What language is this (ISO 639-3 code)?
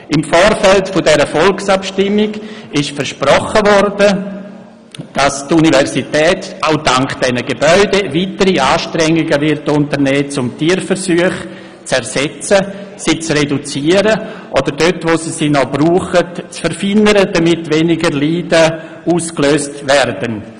gsw